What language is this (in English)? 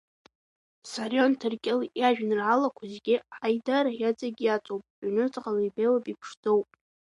Abkhazian